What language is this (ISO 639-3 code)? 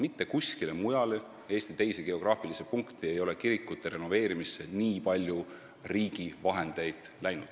est